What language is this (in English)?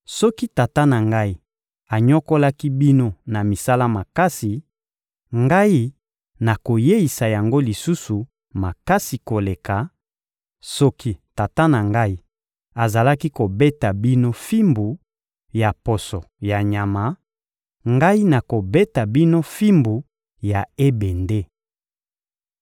Lingala